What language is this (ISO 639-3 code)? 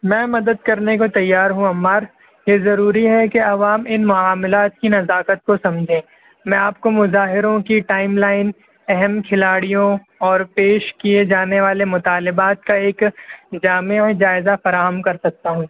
urd